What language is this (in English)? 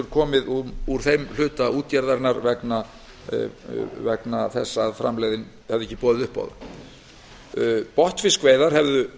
Icelandic